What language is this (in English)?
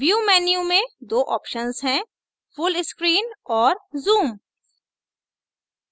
Hindi